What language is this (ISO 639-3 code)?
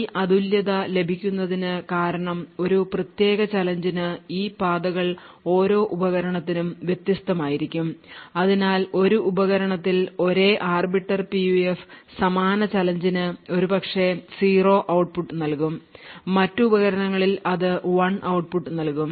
mal